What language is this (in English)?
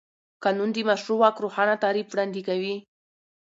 Pashto